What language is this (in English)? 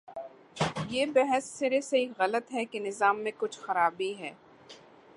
Urdu